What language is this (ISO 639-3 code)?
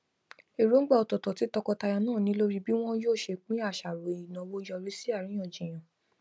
yor